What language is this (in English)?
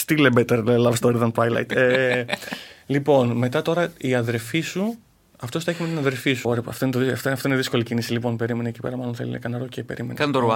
Greek